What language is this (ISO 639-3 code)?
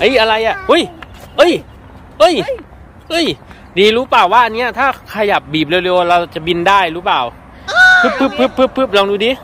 tha